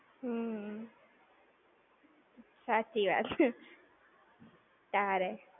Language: Gujarati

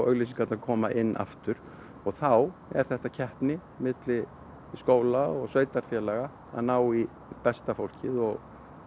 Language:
Icelandic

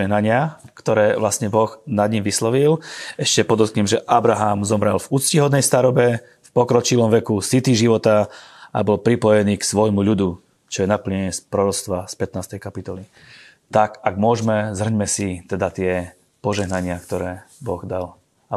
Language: Slovak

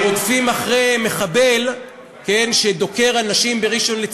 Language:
Hebrew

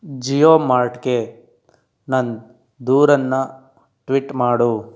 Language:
Kannada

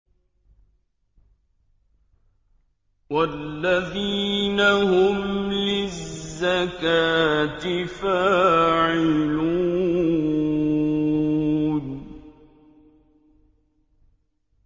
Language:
Arabic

